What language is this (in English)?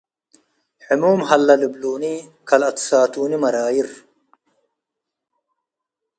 Tigre